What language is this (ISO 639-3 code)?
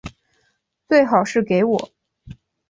zho